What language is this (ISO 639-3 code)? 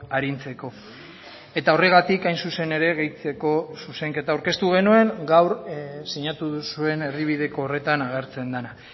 eus